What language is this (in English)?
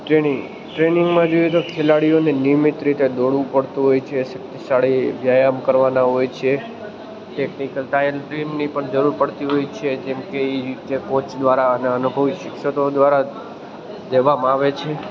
Gujarati